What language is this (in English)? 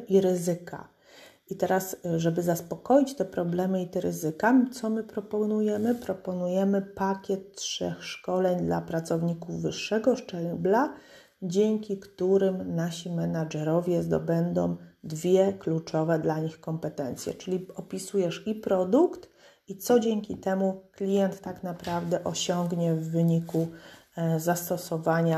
Polish